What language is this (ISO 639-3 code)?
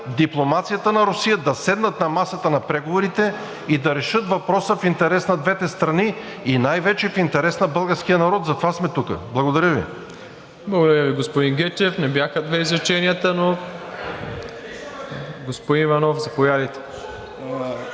bul